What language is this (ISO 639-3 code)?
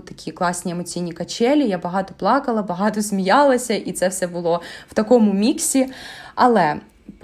ukr